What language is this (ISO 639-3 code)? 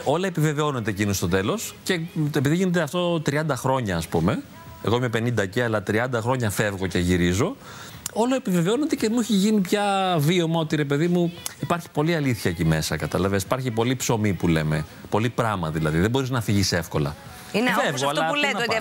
ell